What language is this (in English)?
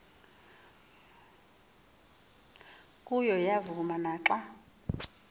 Xhosa